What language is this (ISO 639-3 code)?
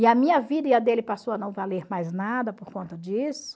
por